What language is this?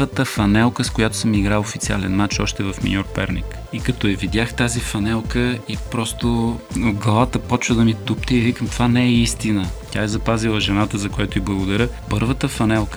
Bulgarian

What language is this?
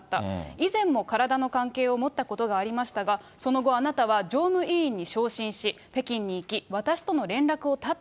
Japanese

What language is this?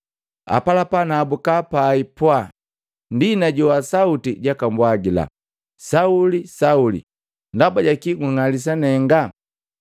Matengo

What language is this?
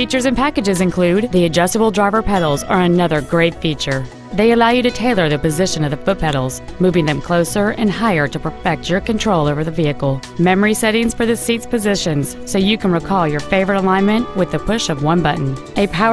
English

